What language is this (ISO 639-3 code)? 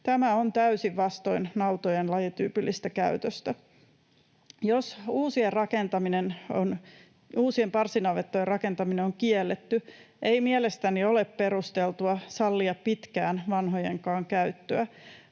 fin